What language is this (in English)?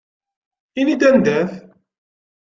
Kabyle